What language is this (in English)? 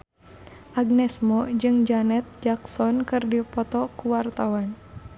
Sundanese